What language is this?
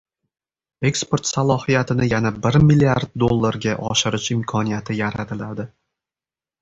Uzbek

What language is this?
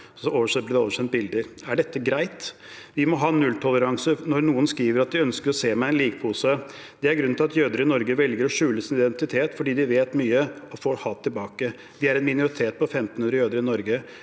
Norwegian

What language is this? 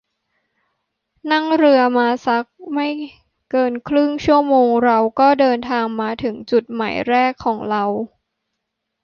Thai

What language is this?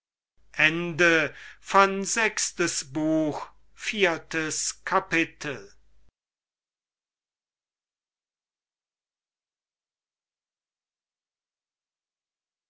German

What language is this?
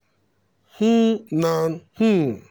Nigerian Pidgin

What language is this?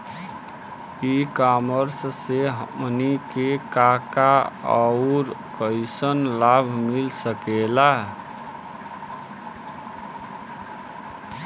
Bhojpuri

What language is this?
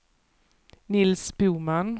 Swedish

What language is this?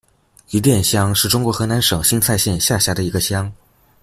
Chinese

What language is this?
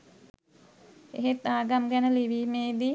Sinhala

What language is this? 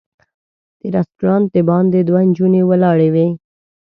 Pashto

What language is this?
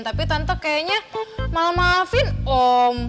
Indonesian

